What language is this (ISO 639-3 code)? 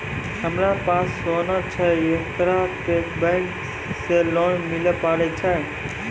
mai